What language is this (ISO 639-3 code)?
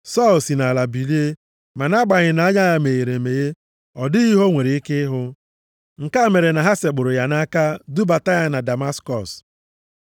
ibo